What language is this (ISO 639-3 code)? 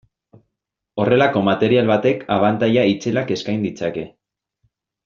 eus